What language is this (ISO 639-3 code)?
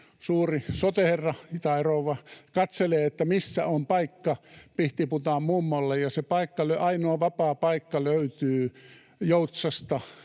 fin